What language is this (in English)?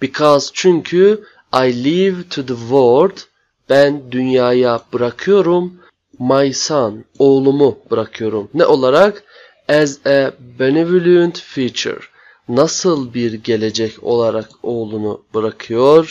Turkish